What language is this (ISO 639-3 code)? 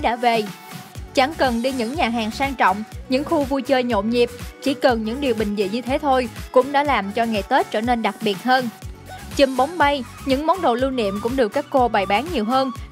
vie